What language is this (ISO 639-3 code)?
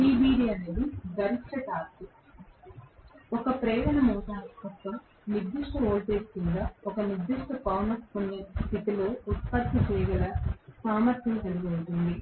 tel